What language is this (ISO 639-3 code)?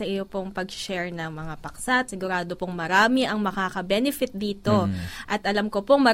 fil